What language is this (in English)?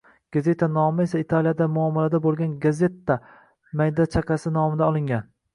Uzbek